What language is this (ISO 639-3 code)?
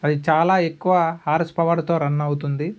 tel